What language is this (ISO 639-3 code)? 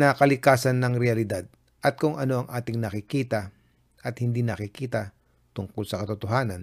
fil